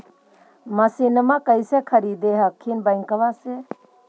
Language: Magahi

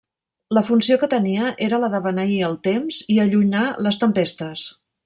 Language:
Catalan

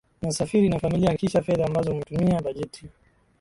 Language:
Swahili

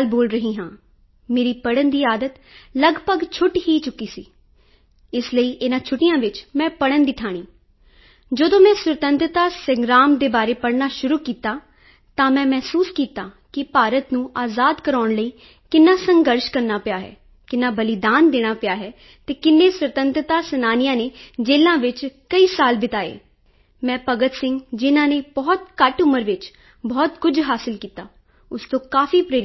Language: Punjabi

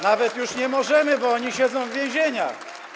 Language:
Polish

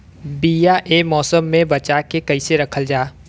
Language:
Bhojpuri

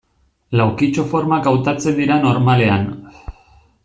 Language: Basque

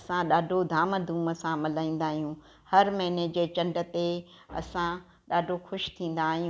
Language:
Sindhi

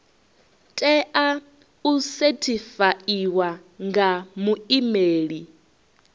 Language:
Venda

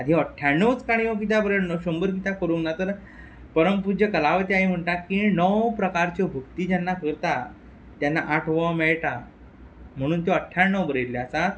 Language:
Konkani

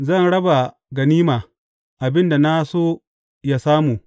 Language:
Hausa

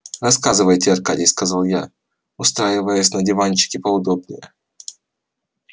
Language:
Russian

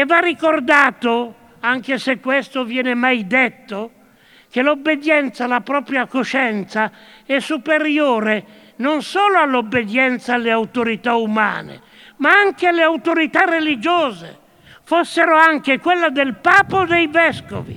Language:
Italian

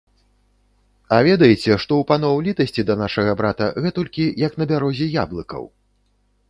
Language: Belarusian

